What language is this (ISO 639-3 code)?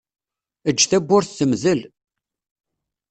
kab